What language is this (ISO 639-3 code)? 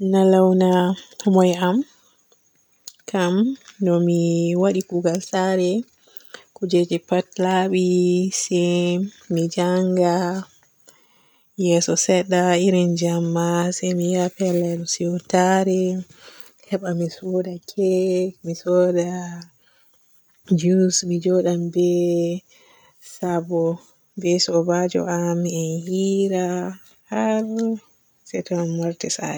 fue